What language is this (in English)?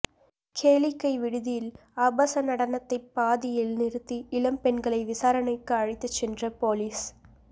Tamil